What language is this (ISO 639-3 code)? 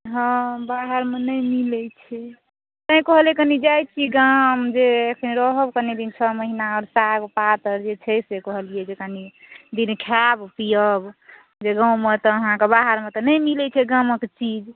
mai